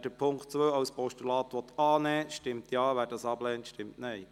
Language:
Swiss German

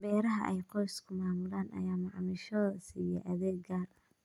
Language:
Somali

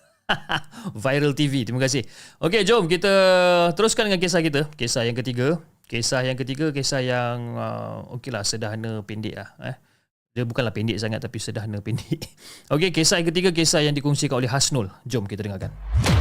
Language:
Malay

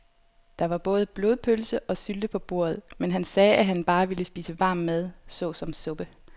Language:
Danish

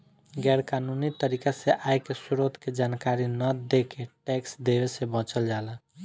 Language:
Bhojpuri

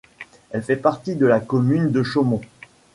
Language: French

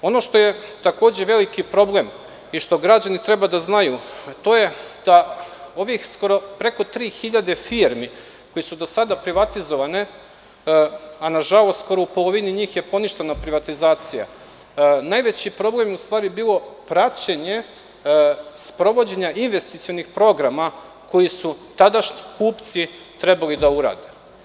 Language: Serbian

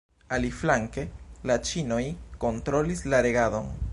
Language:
Esperanto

